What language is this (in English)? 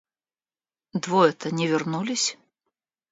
Russian